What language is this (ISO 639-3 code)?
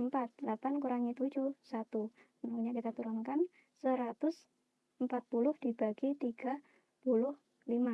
ind